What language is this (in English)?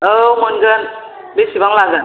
Bodo